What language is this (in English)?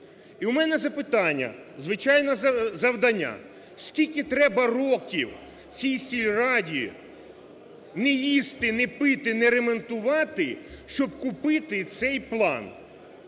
Ukrainian